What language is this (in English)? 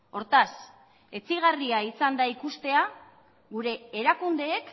Basque